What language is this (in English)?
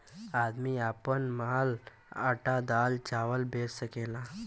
Bhojpuri